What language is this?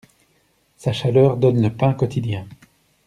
French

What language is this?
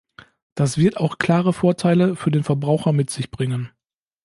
German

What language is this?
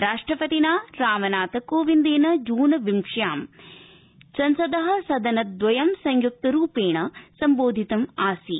Sanskrit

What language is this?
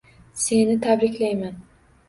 Uzbek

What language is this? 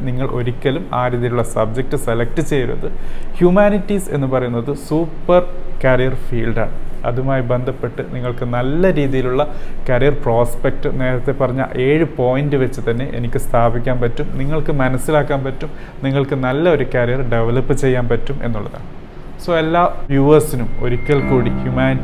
Malayalam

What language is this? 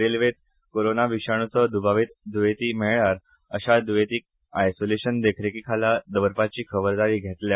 Konkani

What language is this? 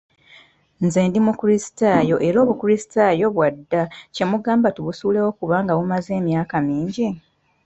Ganda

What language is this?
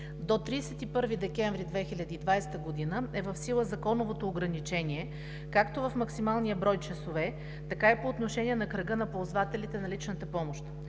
Bulgarian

